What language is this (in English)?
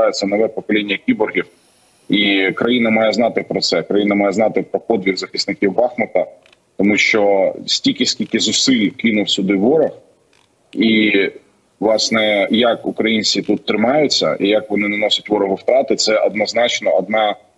Ukrainian